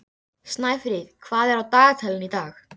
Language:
Icelandic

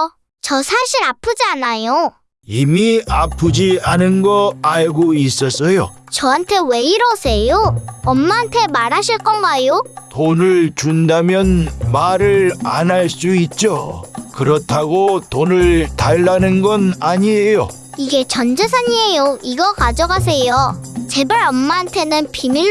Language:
Korean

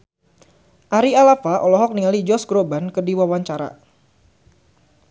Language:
Sundanese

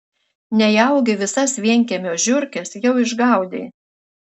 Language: Lithuanian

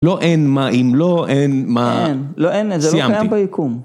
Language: Hebrew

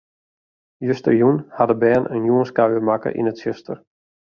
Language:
Western Frisian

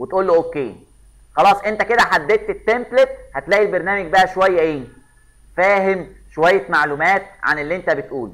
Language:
Arabic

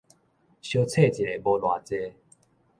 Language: Min Nan Chinese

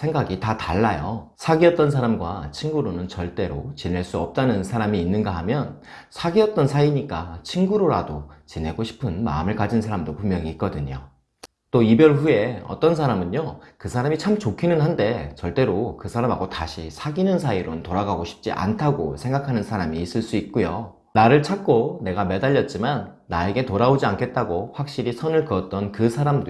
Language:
Korean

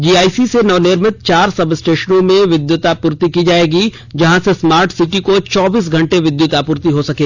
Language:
Hindi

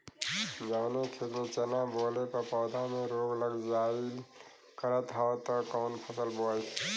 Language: Bhojpuri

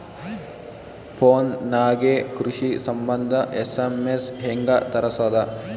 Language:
Kannada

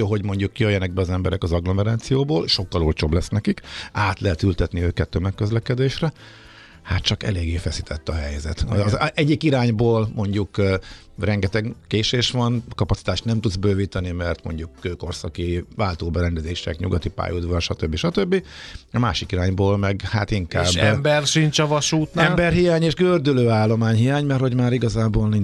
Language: Hungarian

